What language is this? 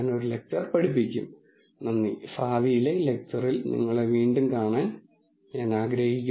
Malayalam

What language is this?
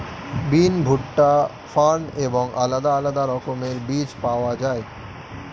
Bangla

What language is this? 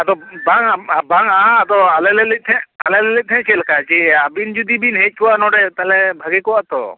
Santali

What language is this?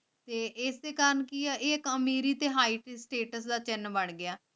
Punjabi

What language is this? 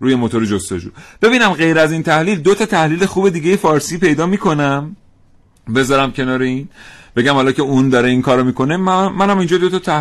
Persian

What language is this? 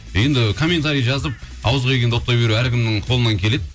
Kazakh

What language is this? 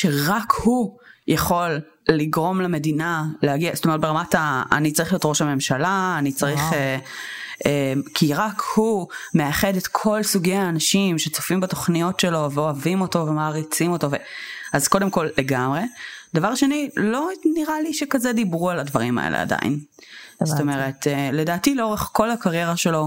Hebrew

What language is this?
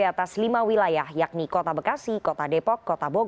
Indonesian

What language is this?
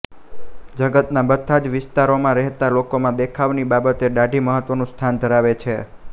Gujarati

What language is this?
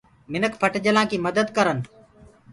Gurgula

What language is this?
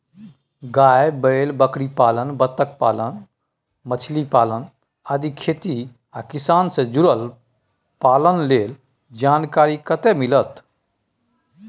Maithili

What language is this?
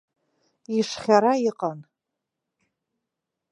Abkhazian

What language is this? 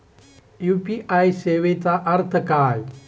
Marathi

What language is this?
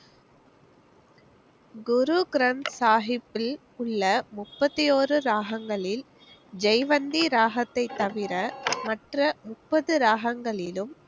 Tamil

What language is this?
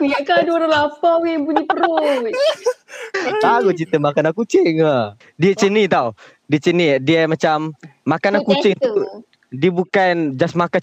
Malay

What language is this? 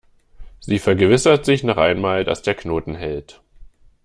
German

